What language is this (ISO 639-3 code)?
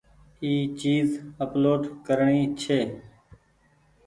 gig